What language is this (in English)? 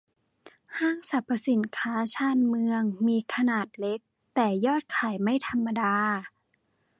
Thai